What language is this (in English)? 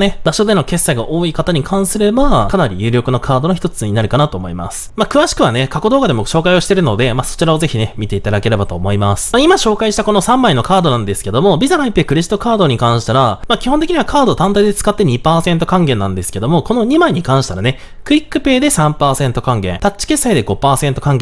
Japanese